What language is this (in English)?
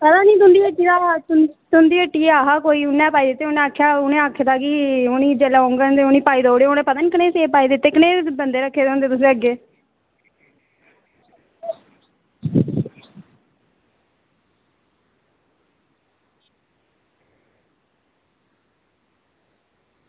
Dogri